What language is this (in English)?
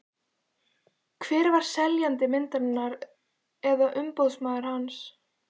Icelandic